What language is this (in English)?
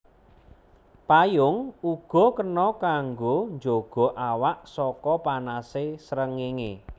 Javanese